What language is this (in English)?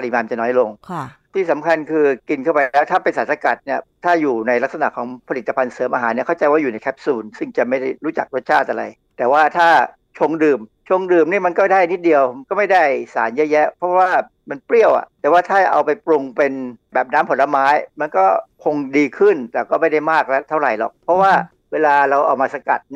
Thai